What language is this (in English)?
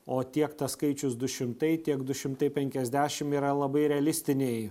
Lithuanian